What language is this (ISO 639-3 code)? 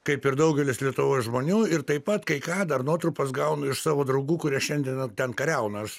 lit